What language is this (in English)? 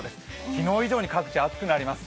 Japanese